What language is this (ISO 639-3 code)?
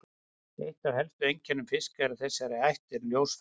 isl